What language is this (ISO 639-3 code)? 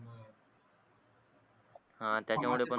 mar